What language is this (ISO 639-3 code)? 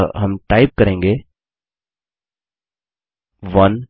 hin